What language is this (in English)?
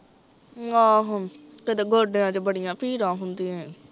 Punjabi